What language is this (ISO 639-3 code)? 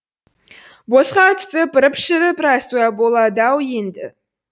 kaz